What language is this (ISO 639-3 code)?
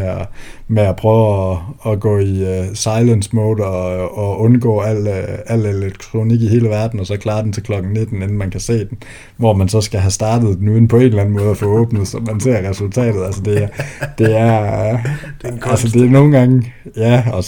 dan